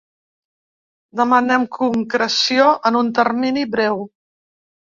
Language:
Catalan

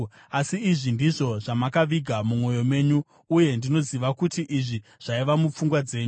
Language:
Shona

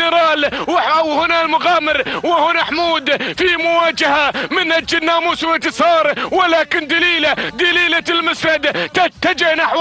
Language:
Arabic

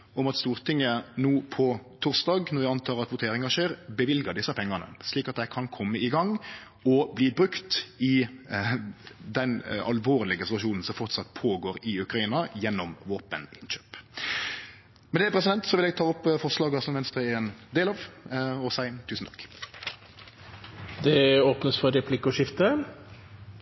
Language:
Norwegian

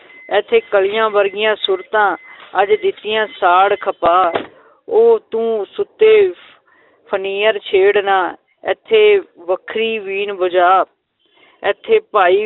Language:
Punjabi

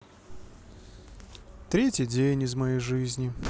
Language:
Russian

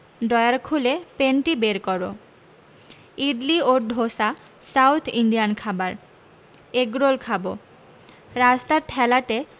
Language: Bangla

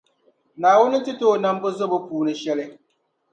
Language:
Dagbani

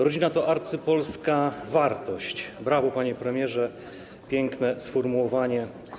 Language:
Polish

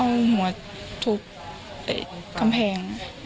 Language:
Thai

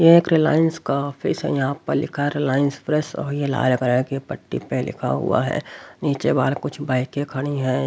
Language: Hindi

